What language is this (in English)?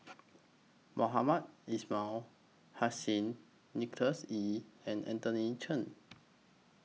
English